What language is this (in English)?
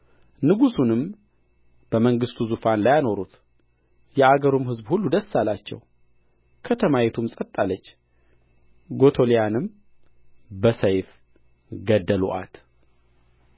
Amharic